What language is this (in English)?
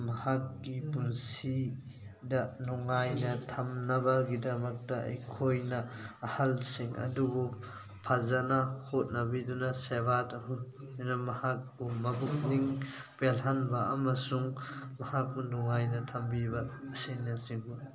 Manipuri